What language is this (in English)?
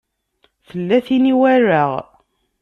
Kabyle